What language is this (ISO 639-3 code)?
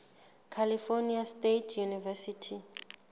sot